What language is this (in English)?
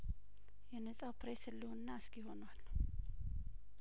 Amharic